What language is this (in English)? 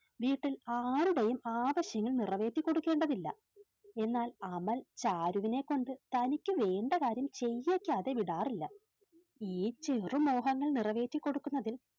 Malayalam